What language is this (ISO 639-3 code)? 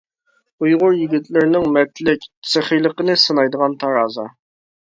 uig